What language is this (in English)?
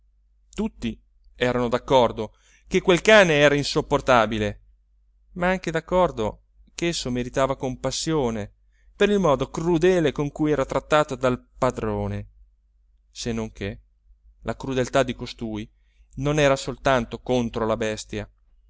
Italian